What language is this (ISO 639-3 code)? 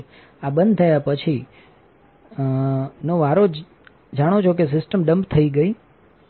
guj